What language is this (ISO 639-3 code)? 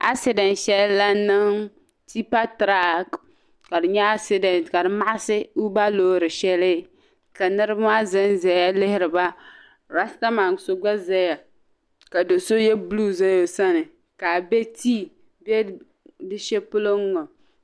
dag